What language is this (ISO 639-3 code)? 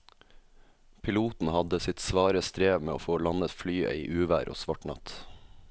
nor